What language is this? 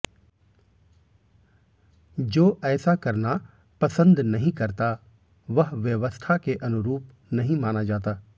Hindi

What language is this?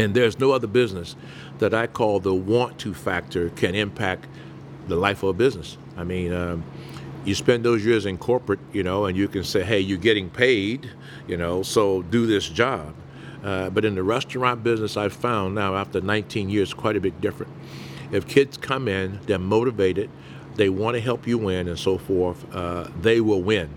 English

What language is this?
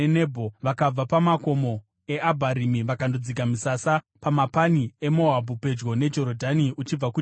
Shona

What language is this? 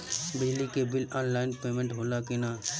Bhojpuri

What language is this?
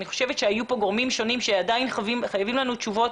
Hebrew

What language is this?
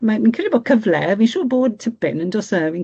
Welsh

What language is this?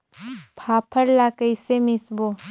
Chhattisgarhi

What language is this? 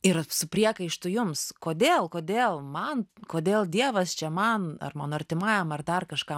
Lithuanian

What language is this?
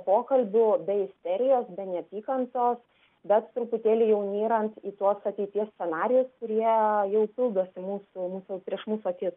Lithuanian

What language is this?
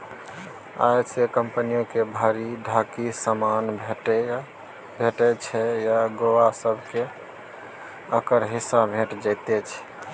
Maithili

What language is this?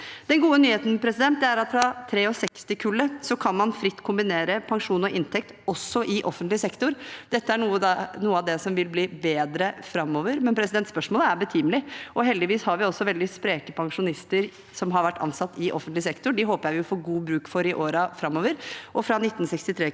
Norwegian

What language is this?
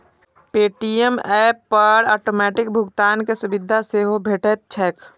Maithili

